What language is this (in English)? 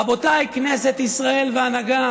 Hebrew